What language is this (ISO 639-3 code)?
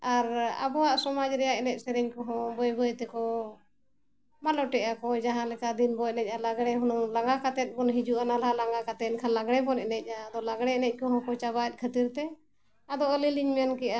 sat